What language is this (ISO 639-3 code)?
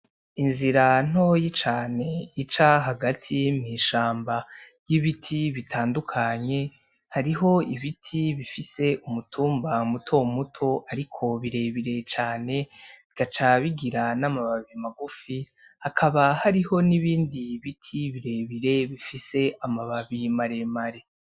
run